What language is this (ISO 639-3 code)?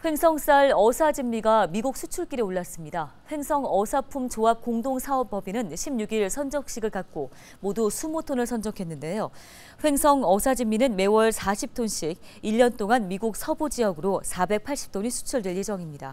kor